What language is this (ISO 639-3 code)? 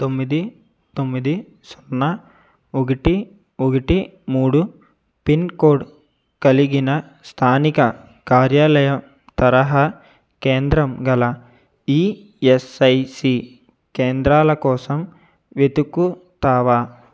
tel